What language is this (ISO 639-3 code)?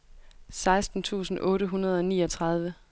dan